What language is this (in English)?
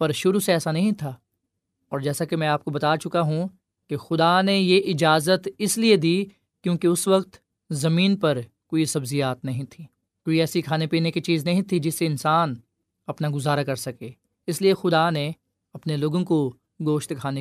Urdu